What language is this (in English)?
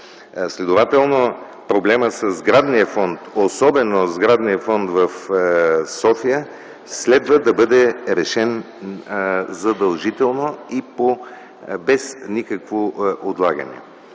Bulgarian